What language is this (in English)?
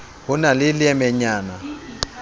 Southern Sotho